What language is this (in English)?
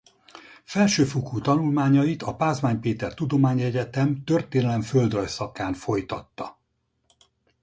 Hungarian